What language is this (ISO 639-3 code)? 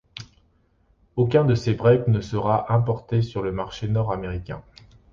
fra